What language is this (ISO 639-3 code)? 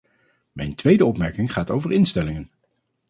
nld